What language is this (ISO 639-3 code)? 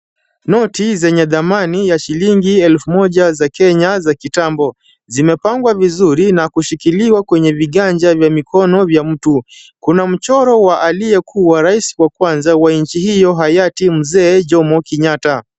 swa